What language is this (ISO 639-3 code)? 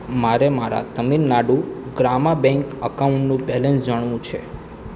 guj